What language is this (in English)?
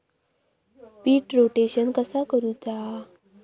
Marathi